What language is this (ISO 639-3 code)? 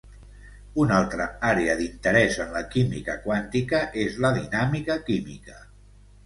cat